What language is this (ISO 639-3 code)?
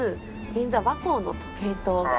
jpn